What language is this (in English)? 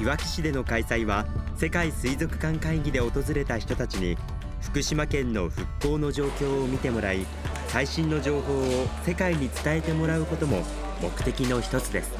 Japanese